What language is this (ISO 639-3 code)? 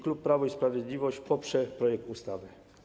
pol